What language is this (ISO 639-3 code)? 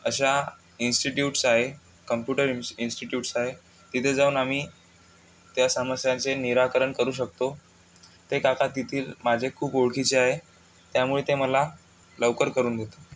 mar